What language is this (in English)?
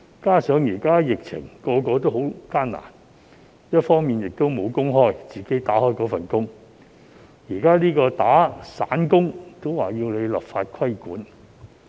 Cantonese